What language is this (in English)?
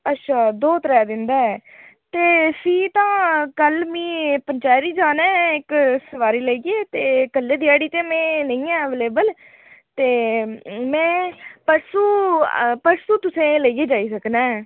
Dogri